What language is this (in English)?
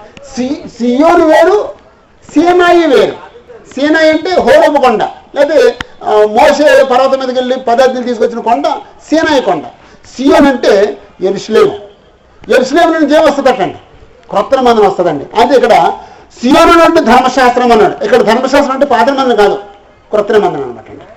Telugu